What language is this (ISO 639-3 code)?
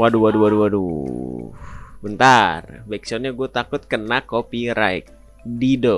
ind